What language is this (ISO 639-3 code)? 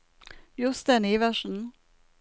nor